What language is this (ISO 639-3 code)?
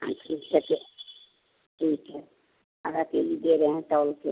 hin